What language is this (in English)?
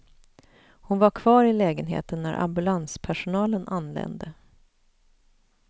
Swedish